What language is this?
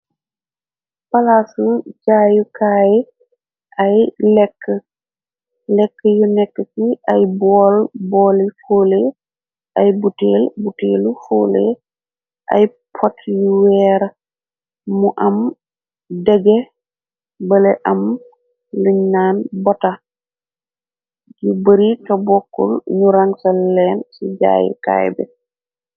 Wolof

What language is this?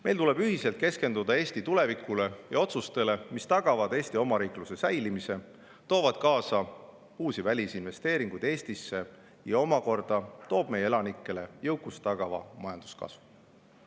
Estonian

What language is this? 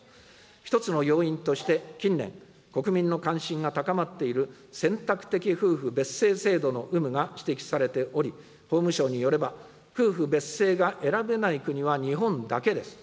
Japanese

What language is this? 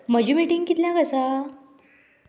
Konkani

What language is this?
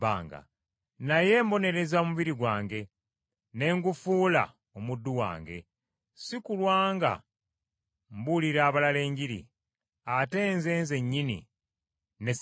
Ganda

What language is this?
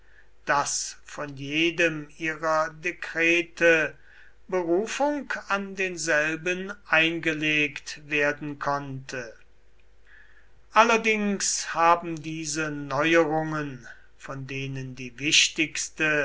German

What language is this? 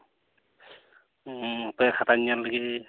Santali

